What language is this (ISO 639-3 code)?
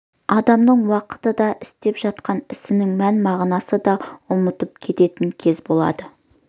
kaz